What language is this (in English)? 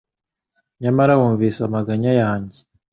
Kinyarwanda